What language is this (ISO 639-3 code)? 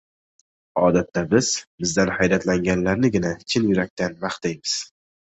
uzb